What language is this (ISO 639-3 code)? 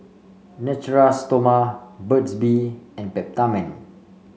eng